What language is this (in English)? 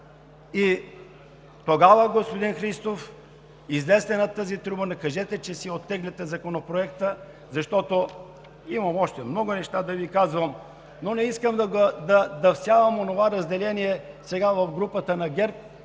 Bulgarian